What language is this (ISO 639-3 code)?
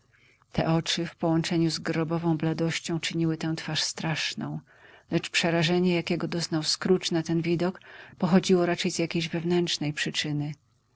pol